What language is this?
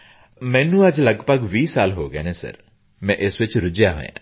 Punjabi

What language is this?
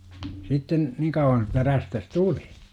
Finnish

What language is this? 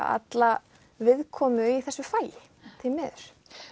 Icelandic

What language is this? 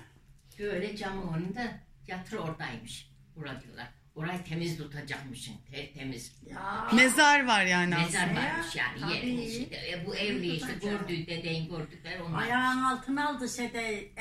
Turkish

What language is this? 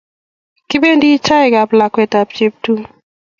Kalenjin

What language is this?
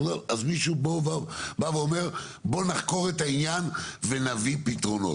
Hebrew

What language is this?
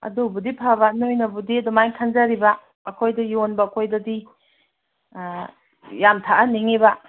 Manipuri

